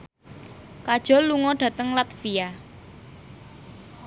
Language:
Javanese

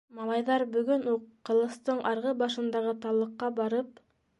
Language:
Bashkir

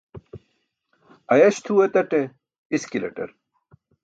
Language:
Burushaski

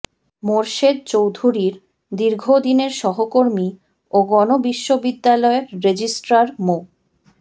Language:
Bangla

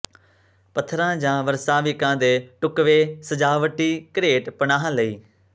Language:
Punjabi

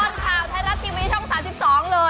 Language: Thai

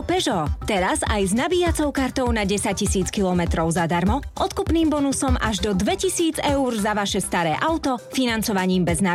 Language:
Slovak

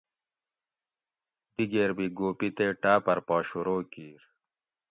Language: Gawri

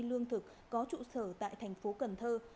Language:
Vietnamese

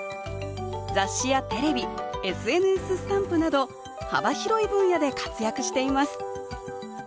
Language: Japanese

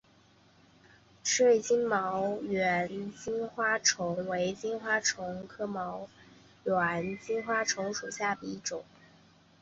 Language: Chinese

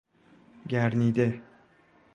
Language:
Persian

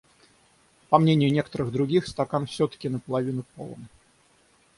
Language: Russian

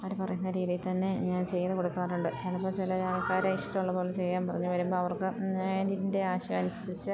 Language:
Malayalam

